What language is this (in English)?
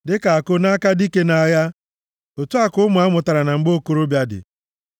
Igbo